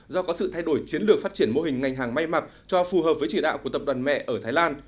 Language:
Vietnamese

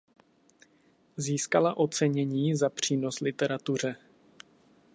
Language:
Czech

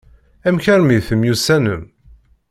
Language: Kabyle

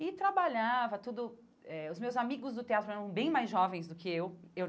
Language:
Portuguese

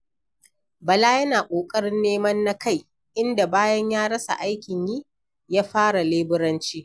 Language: Hausa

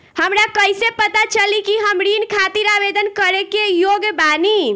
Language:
Bhojpuri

